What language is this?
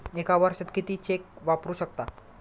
Marathi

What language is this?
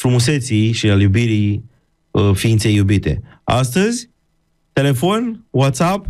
Romanian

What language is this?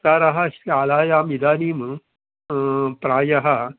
Sanskrit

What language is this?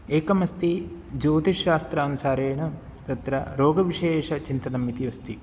Sanskrit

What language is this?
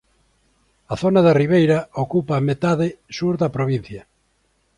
Galician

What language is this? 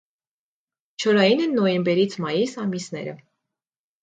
Armenian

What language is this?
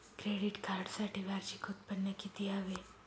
Marathi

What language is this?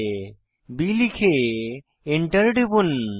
Bangla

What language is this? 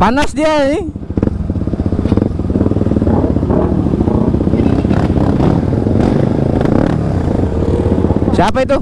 Indonesian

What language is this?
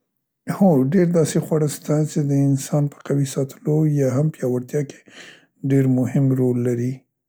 Central Pashto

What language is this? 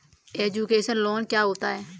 Hindi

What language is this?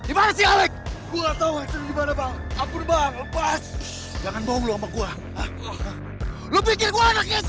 Indonesian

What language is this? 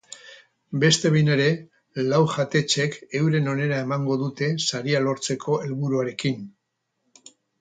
Basque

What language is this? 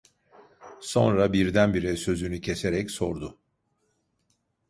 Turkish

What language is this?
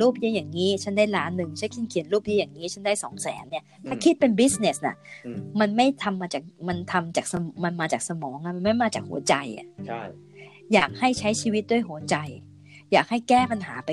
Thai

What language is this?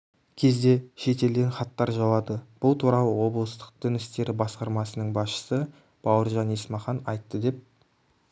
Kazakh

